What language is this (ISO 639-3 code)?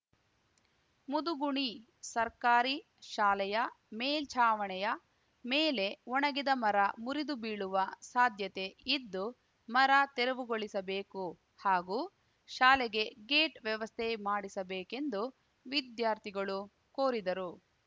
kan